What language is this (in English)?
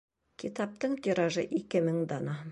Bashkir